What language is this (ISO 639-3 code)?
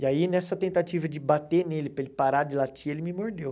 por